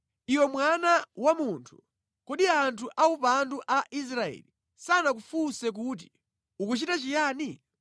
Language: Nyanja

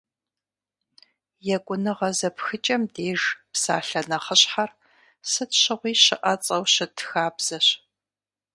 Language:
Kabardian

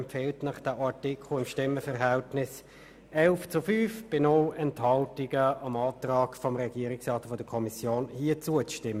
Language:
Swiss German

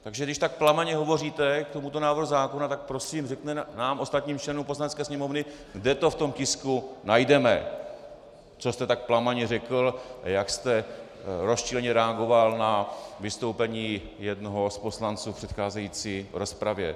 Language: Czech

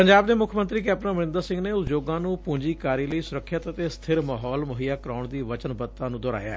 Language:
Punjabi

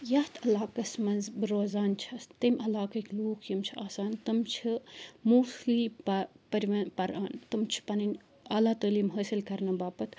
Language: Kashmiri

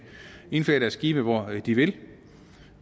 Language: Danish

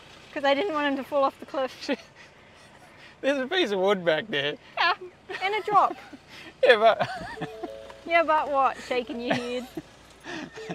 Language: English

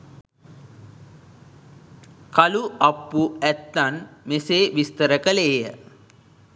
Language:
Sinhala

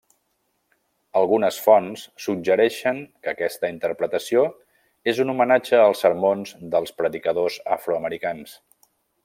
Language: Catalan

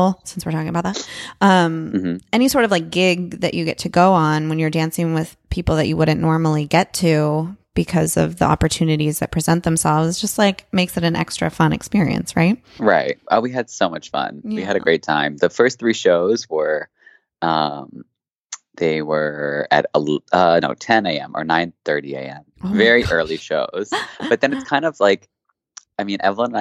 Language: English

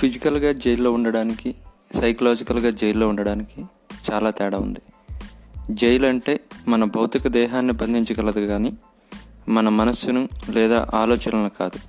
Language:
Telugu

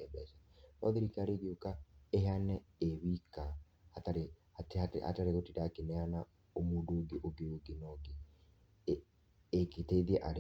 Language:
Kikuyu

